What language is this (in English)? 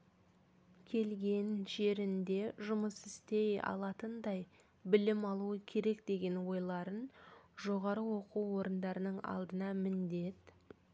Kazakh